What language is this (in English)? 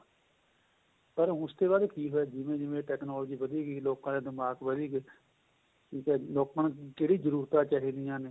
Punjabi